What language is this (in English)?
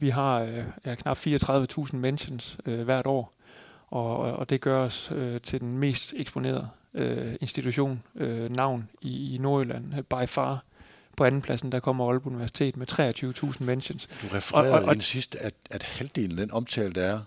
Danish